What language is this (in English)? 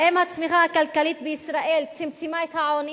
Hebrew